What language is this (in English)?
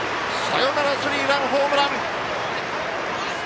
Japanese